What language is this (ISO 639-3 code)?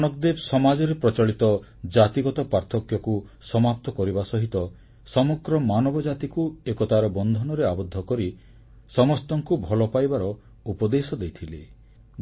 ori